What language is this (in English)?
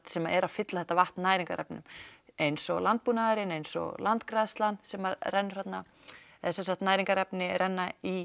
Icelandic